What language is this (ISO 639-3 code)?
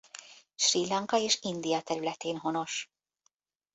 hun